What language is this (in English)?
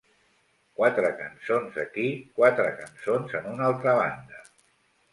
Catalan